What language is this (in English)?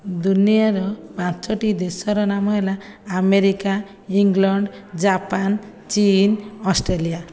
Odia